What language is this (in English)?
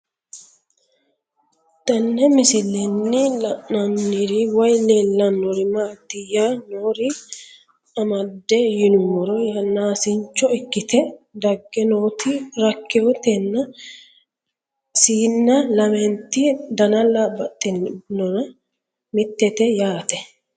Sidamo